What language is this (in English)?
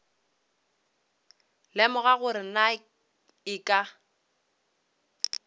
Northern Sotho